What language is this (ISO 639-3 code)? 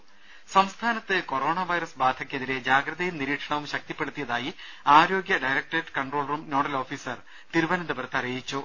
mal